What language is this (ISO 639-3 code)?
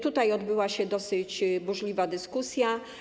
pol